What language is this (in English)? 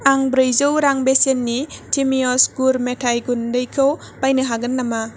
Bodo